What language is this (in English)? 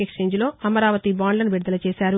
Telugu